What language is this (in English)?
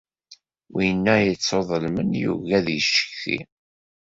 Kabyle